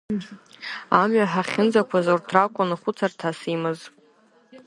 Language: Abkhazian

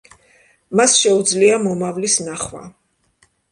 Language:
Georgian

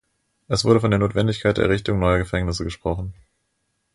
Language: German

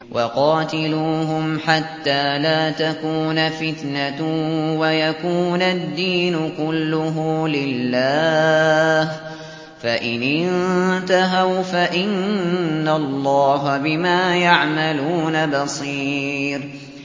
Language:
Arabic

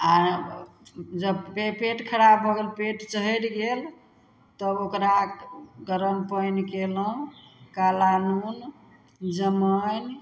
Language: Maithili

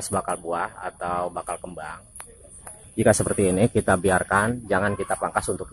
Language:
Indonesian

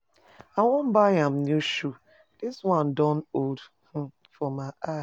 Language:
Nigerian Pidgin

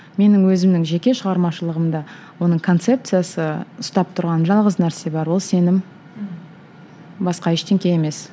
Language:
Kazakh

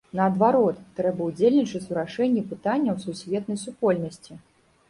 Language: Belarusian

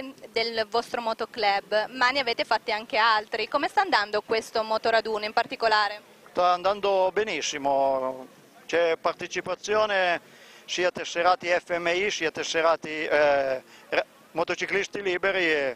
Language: Italian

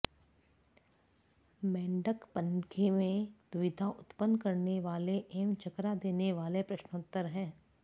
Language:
Sanskrit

